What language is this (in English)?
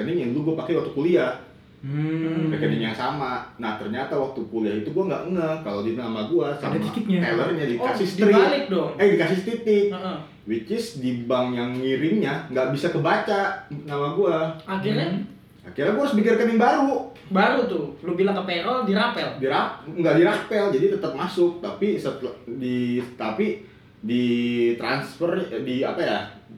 Indonesian